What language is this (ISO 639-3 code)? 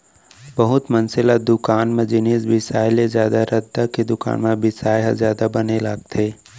hne